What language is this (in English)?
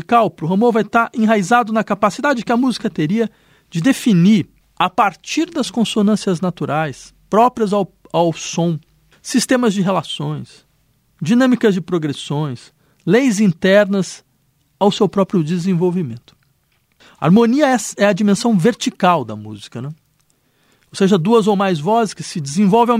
Portuguese